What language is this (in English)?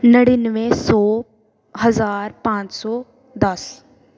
Punjabi